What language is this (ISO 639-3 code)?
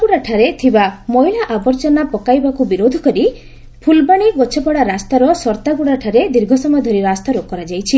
ori